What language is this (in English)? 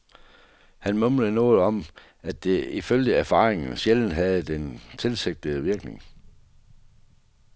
Danish